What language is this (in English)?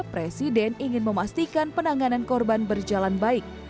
Indonesian